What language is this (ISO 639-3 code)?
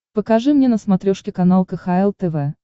rus